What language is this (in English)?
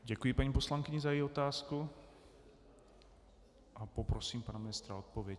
Czech